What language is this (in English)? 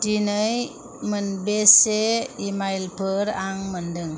Bodo